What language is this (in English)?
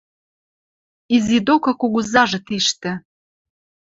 Western Mari